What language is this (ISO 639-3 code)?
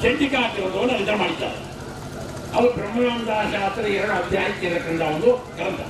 kan